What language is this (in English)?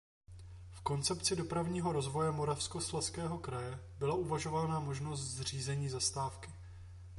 Czech